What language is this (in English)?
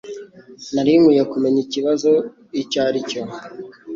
Kinyarwanda